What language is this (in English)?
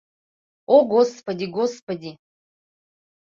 Mari